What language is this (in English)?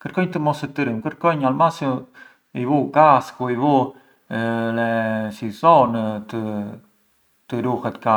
Arbëreshë Albanian